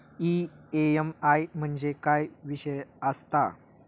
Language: Marathi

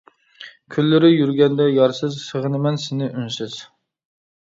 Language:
Uyghur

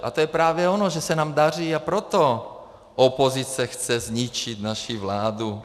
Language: Czech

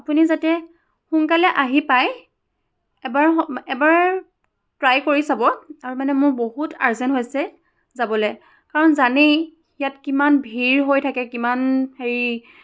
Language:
Assamese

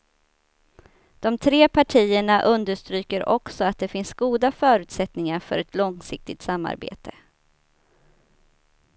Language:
Swedish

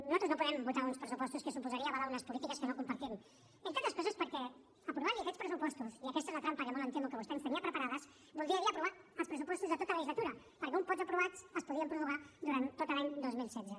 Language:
Catalan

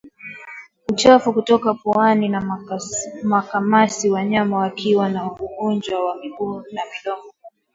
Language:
Swahili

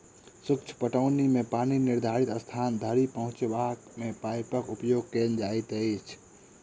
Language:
Maithili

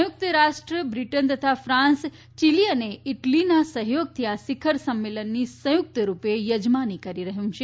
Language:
Gujarati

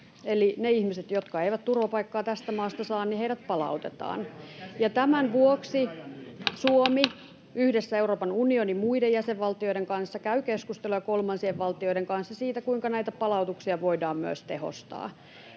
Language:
Finnish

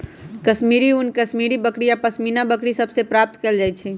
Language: Magahi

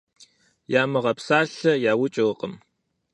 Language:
Kabardian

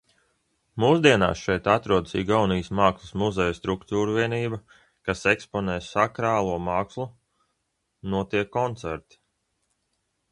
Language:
Latvian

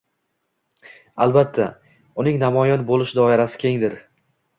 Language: Uzbek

